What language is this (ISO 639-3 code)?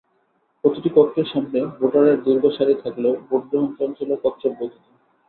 ben